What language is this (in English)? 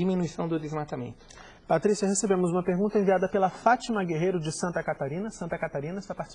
Portuguese